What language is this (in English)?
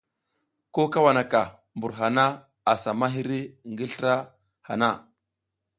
South Giziga